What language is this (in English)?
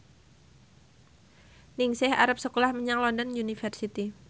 Javanese